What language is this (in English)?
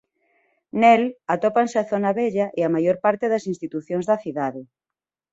Galician